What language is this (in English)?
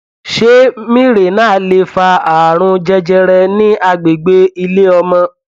Yoruba